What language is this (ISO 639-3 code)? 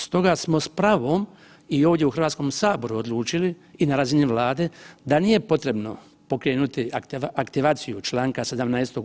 hrv